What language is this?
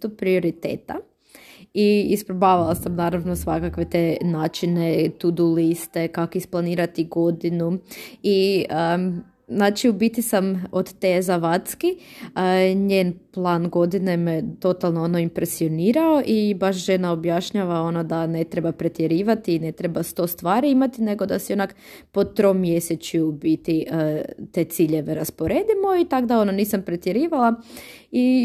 Croatian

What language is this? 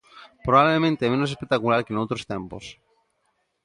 Galician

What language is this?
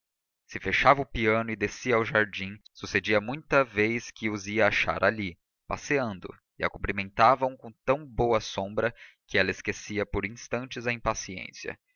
Portuguese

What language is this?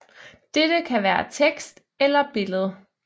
Danish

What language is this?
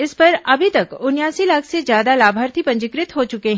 Hindi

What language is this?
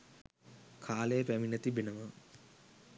Sinhala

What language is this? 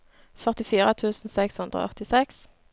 Norwegian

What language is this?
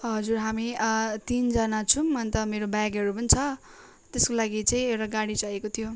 Nepali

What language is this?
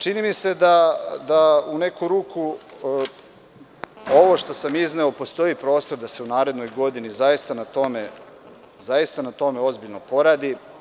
Serbian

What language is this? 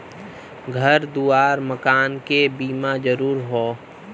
Bhojpuri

